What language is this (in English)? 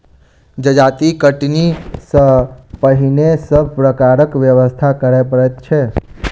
Maithili